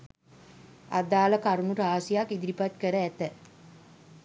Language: Sinhala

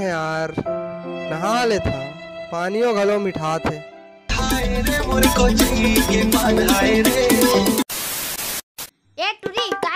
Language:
Hindi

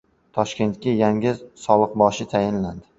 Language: Uzbek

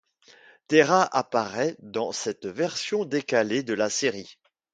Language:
French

